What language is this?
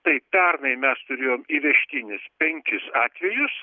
Lithuanian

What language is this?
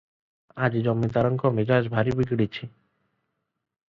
Odia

